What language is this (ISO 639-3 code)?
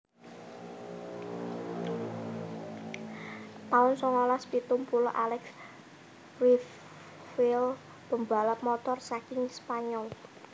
jav